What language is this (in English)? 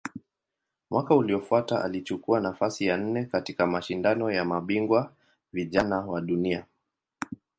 Swahili